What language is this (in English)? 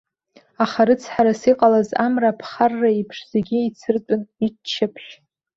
Abkhazian